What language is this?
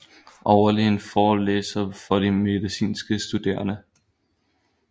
Danish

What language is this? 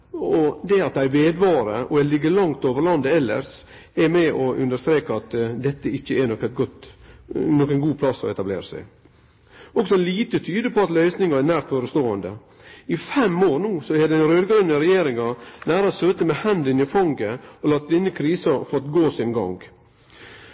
Norwegian Nynorsk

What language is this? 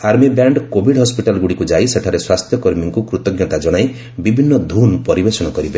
Odia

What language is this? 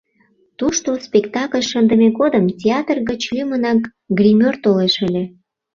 Mari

